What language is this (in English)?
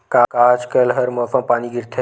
Chhattisgarhi